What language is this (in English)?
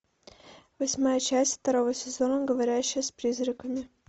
Russian